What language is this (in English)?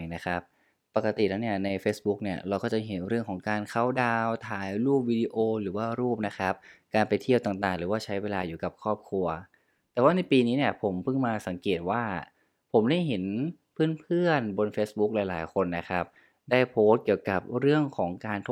Thai